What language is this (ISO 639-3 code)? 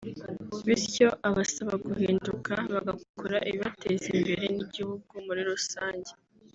kin